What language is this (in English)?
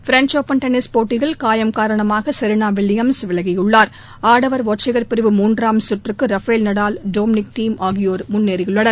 Tamil